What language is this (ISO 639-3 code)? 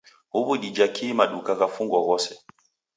dav